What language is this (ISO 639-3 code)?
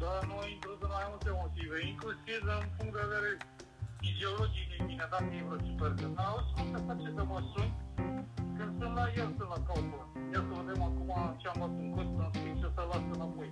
ron